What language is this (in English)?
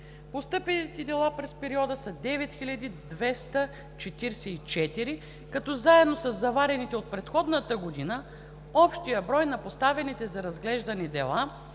Bulgarian